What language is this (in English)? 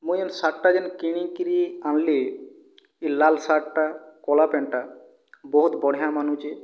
Odia